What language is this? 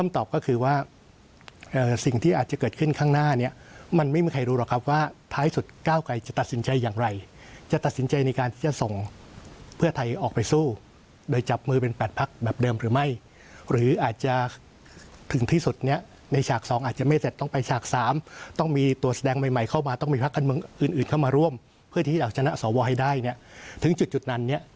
Thai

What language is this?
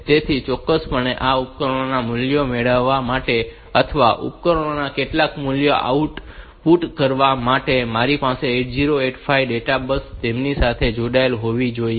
Gujarati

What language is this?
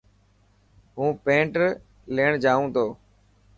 Dhatki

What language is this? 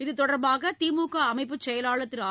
Tamil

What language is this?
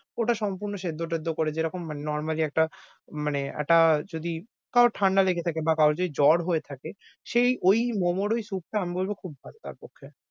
Bangla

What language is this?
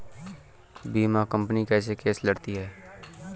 Hindi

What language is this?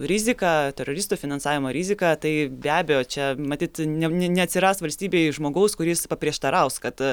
Lithuanian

